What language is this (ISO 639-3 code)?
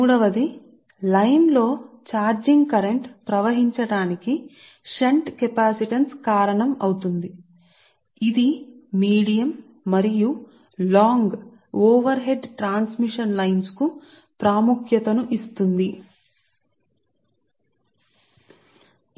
tel